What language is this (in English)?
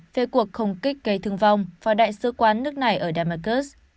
Vietnamese